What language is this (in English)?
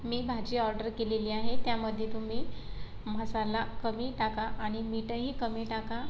Marathi